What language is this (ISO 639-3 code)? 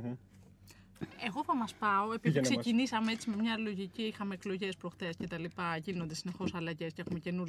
ell